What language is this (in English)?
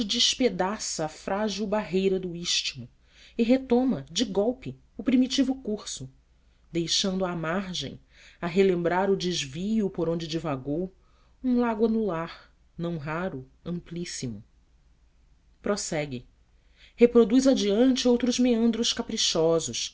Portuguese